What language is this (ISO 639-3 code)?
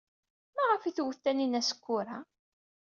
kab